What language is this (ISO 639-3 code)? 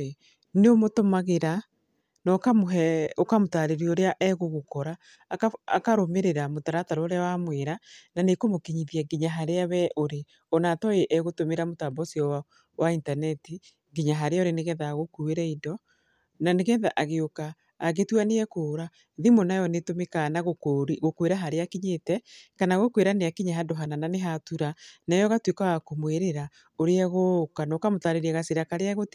kik